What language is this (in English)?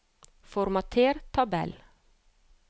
Norwegian